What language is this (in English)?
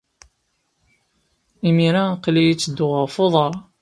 Kabyle